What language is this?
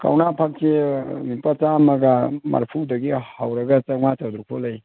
Manipuri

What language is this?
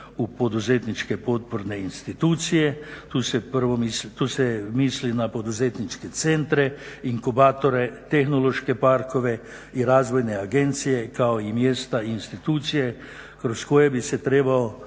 Croatian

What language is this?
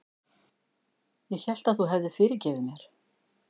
Icelandic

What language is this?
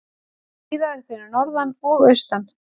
Icelandic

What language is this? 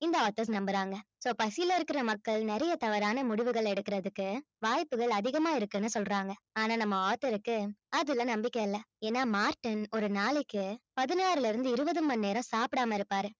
Tamil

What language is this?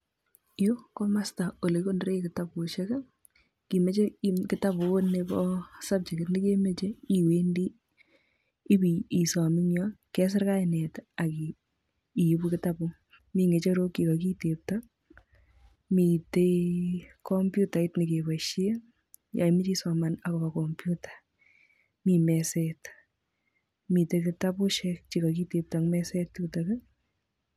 Kalenjin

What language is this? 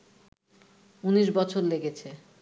Bangla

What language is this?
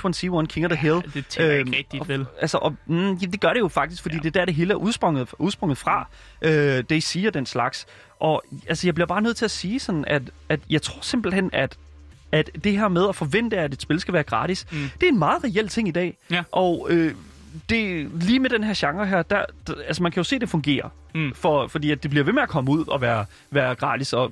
Danish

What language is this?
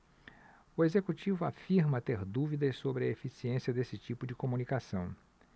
Portuguese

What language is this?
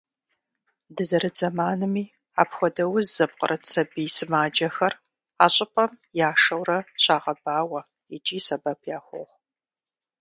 Kabardian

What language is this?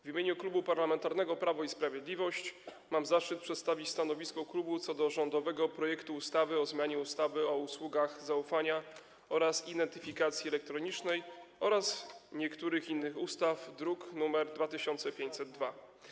Polish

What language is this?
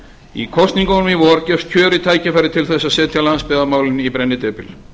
Icelandic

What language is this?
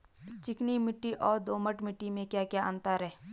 Hindi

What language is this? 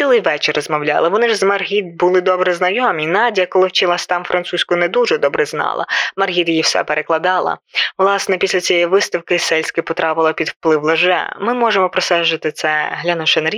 Ukrainian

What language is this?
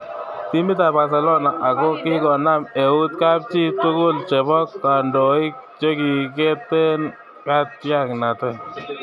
Kalenjin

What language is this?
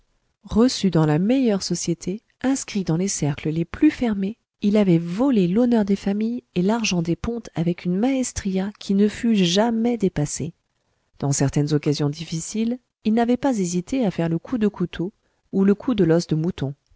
French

